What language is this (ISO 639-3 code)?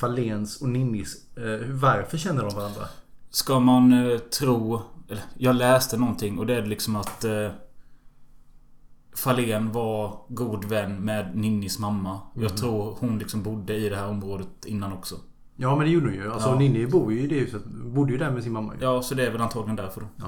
swe